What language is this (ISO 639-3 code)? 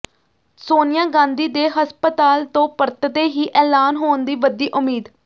pan